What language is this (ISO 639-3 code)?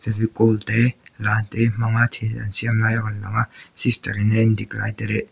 lus